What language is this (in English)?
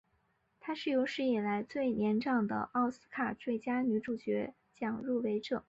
Chinese